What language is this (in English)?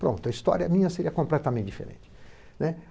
Portuguese